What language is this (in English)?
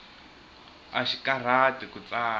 Tsonga